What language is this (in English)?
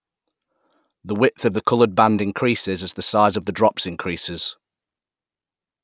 English